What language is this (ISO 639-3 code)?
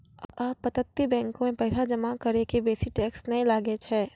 mai